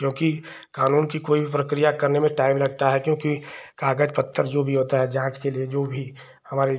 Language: Hindi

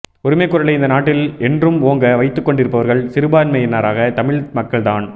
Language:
Tamil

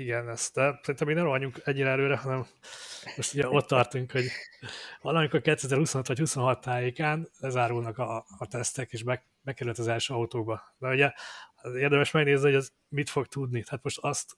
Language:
Hungarian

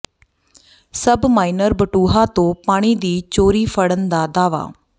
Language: Punjabi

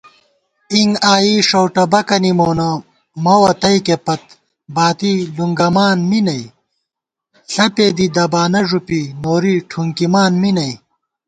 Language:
Gawar-Bati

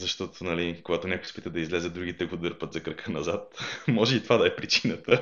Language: Bulgarian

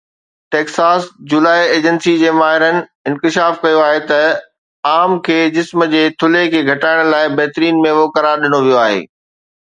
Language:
Sindhi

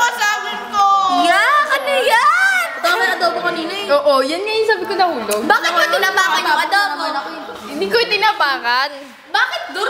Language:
Indonesian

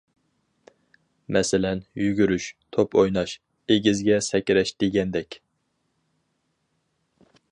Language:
Uyghur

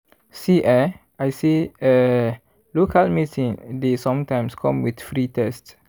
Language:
Nigerian Pidgin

